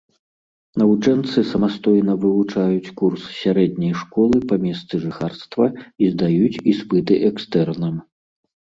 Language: Belarusian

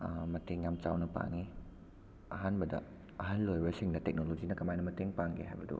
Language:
Manipuri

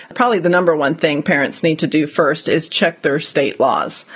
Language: English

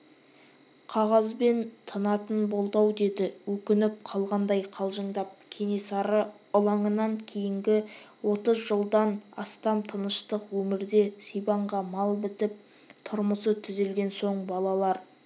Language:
Kazakh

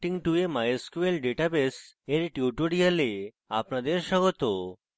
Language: Bangla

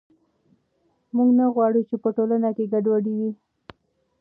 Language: Pashto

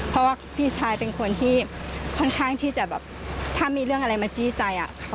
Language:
Thai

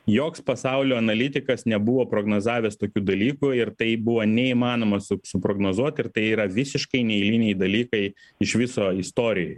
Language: Lithuanian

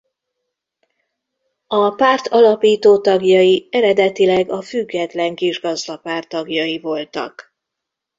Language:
Hungarian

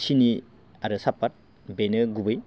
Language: Bodo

